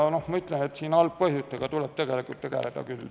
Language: Estonian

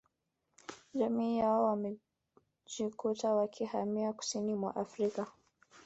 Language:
Swahili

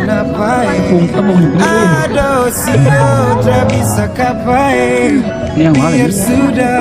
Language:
Indonesian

